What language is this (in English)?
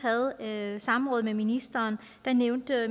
Danish